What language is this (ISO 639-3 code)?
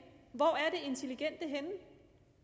dan